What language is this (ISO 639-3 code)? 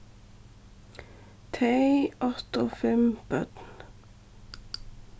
fao